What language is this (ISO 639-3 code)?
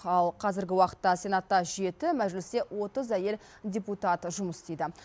kaz